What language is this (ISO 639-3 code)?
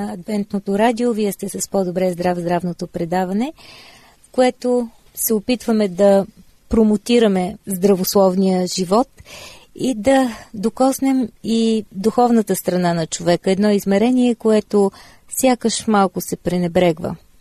bul